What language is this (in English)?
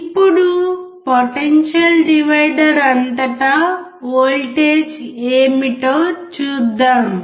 Telugu